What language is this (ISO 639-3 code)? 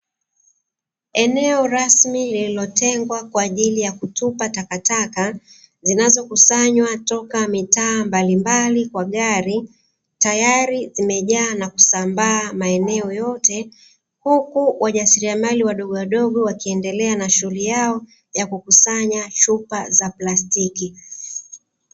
swa